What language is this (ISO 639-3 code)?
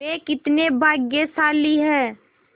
hin